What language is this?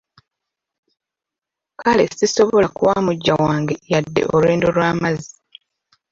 Ganda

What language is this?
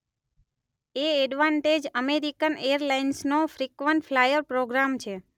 Gujarati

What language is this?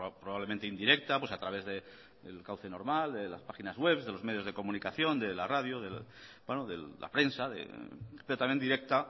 Spanish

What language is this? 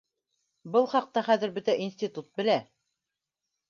Bashkir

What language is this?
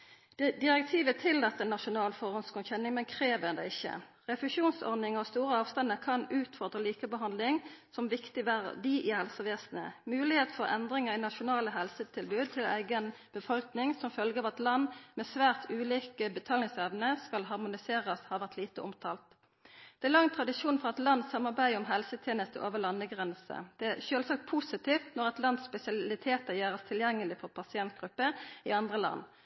Norwegian Nynorsk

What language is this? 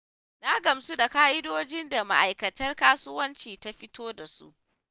Hausa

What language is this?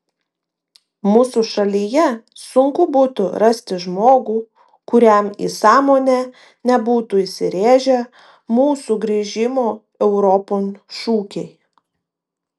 Lithuanian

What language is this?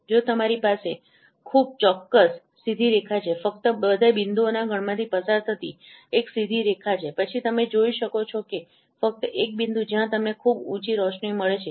Gujarati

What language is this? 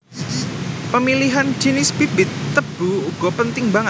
Javanese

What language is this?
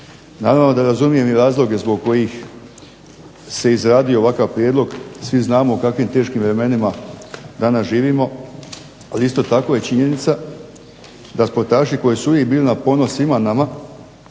Croatian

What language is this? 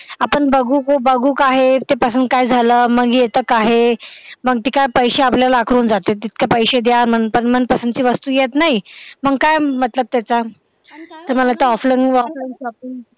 Marathi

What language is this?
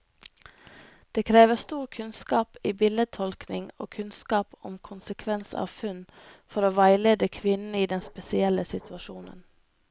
Norwegian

